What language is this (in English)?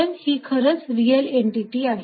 Marathi